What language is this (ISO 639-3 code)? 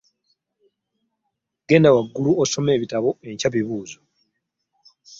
lug